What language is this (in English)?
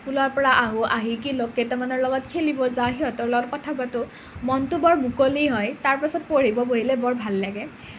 Assamese